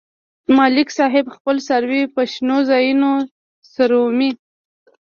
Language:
Pashto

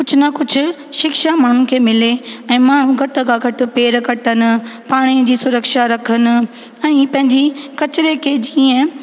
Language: Sindhi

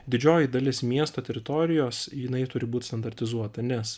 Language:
Lithuanian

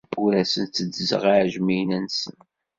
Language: Kabyle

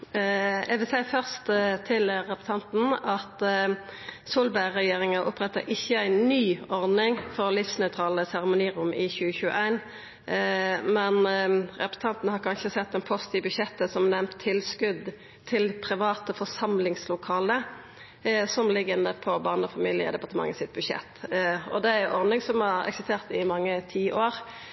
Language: Norwegian Nynorsk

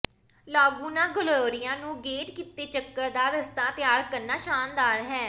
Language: Punjabi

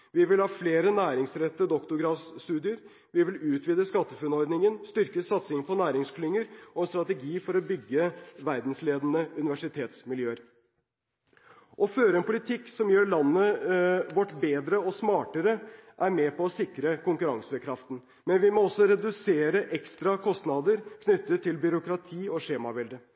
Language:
Norwegian Bokmål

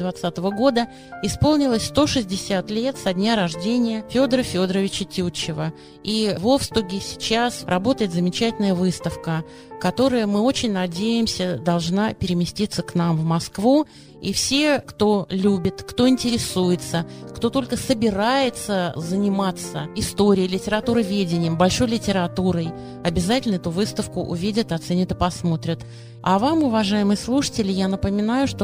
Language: Russian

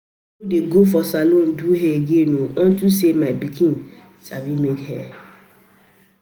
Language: Nigerian Pidgin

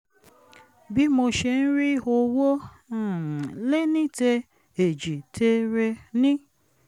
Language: Yoruba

